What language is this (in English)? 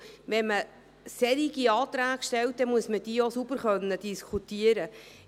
Swiss German